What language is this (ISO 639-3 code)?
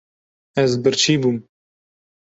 kur